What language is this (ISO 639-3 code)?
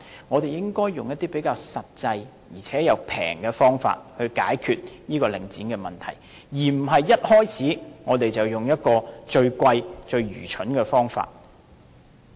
yue